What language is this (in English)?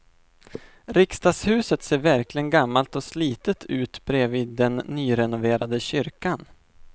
Swedish